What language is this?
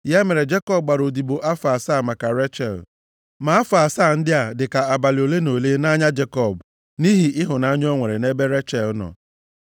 Igbo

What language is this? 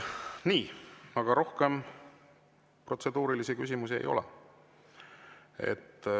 Estonian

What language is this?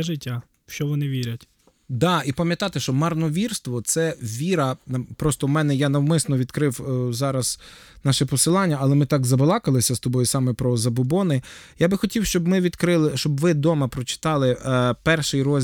Ukrainian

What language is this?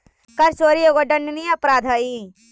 Magahi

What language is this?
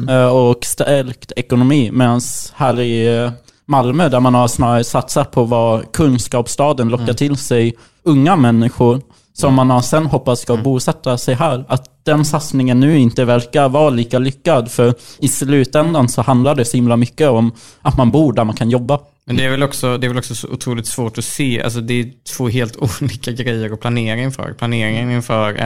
Swedish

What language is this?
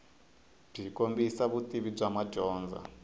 Tsonga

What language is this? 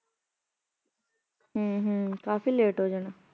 Punjabi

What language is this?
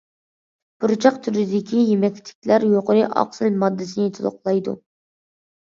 Uyghur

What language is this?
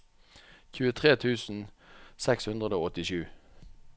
Norwegian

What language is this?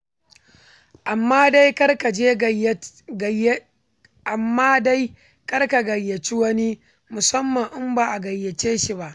Hausa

